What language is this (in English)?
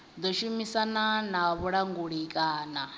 Venda